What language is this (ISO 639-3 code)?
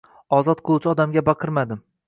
uzb